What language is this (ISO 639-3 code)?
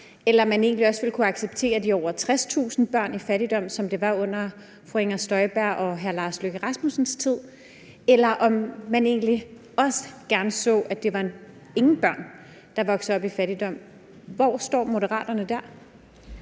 dan